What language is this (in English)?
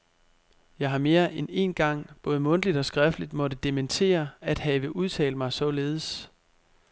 Danish